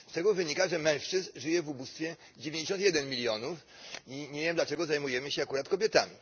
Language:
Polish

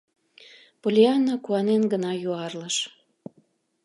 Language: Mari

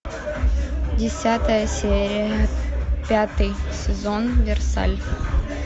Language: Russian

